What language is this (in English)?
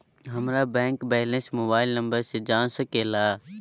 Magahi